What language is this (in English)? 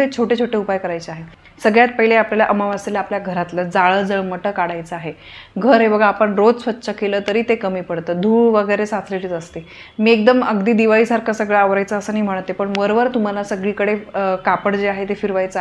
Romanian